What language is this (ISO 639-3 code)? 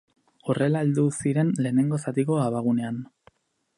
eus